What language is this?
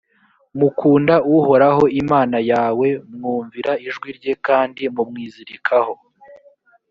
Kinyarwanda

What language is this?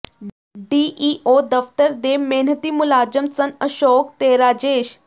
Punjabi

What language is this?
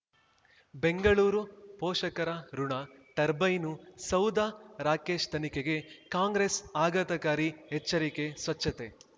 Kannada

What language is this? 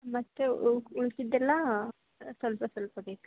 Kannada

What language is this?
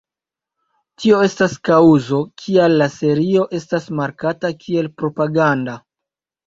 Esperanto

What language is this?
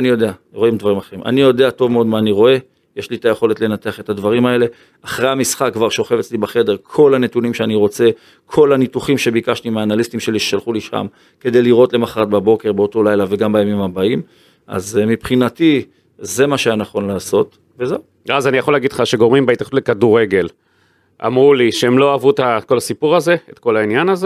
Hebrew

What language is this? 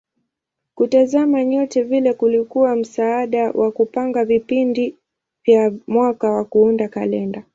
Swahili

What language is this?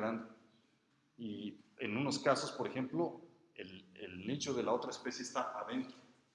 Spanish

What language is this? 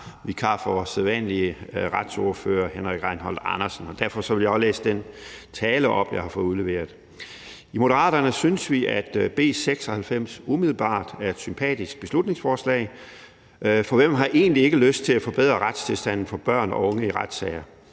Danish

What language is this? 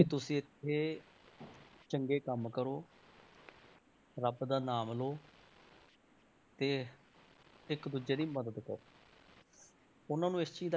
Punjabi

